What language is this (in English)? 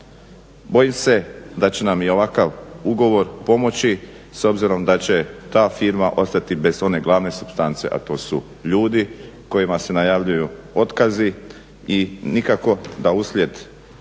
Croatian